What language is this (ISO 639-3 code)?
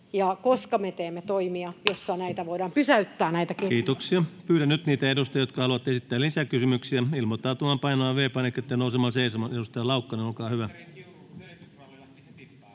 fin